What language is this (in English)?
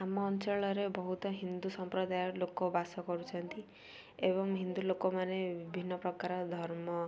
Odia